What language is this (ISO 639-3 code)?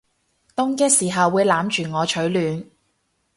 yue